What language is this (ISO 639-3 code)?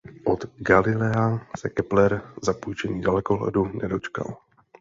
ces